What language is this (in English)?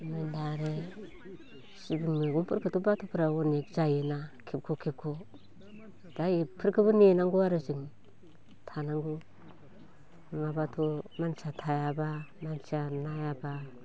Bodo